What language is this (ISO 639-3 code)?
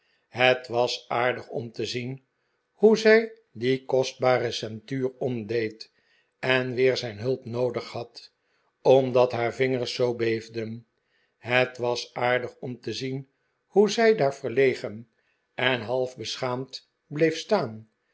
nld